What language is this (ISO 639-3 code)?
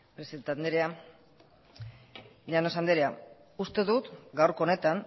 eus